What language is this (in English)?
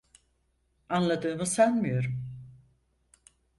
Turkish